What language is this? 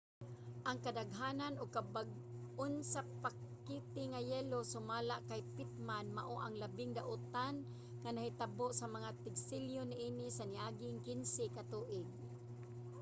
Cebuano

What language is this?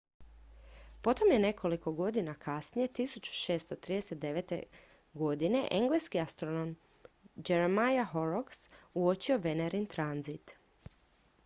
Croatian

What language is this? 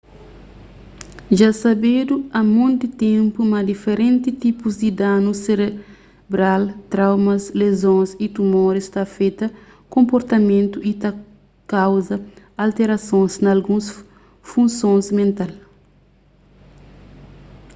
Kabuverdianu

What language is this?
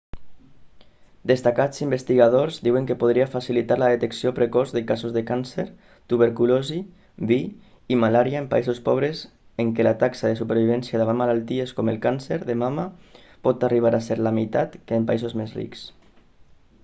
Catalan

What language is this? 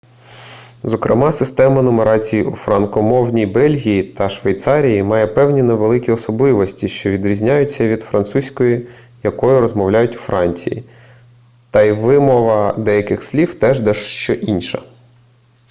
Ukrainian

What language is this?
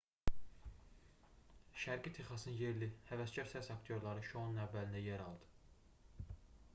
Azerbaijani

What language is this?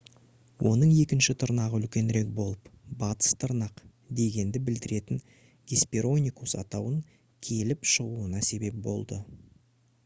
Kazakh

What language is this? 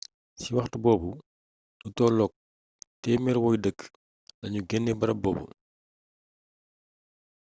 Wolof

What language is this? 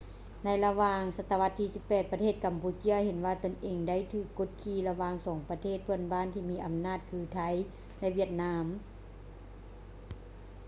Lao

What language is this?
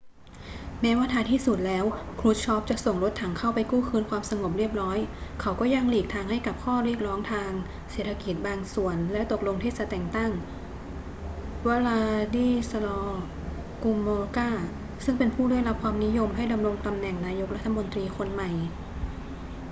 Thai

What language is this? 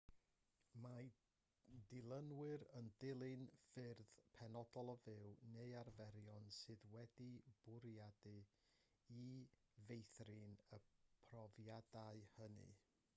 Welsh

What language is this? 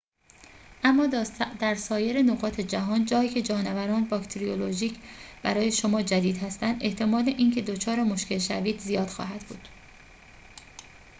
Persian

